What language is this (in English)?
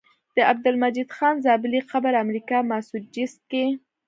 Pashto